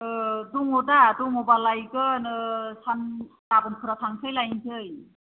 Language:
Bodo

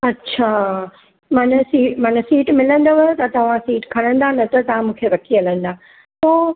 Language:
Sindhi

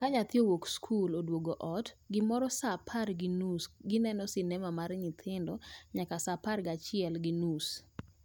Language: Luo (Kenya and Tanzania)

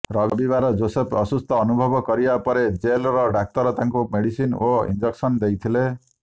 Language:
Odia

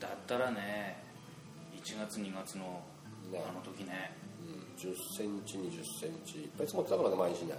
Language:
Japanese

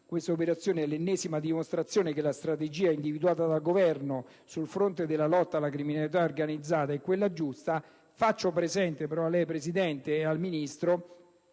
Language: Italian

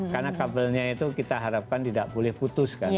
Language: Indonesian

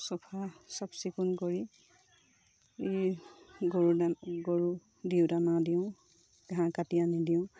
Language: Assamese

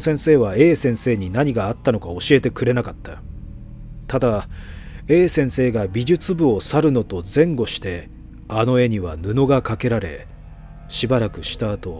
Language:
Japanese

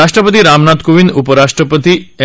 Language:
Marathi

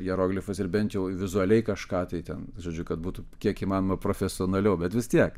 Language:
Lithuanian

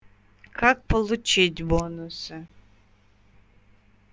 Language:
Russian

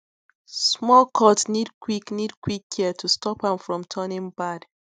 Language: Nigerian Pidgin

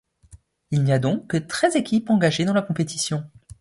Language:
French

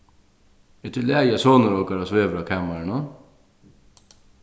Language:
Faroese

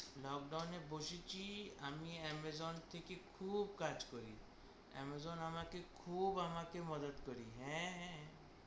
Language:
Bangla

